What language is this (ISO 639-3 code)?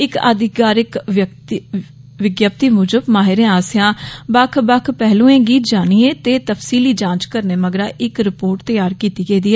doi